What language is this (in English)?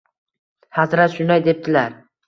Uzbek